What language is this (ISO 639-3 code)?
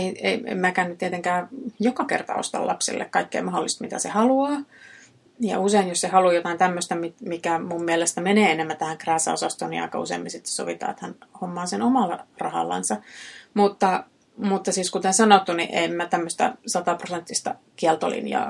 fin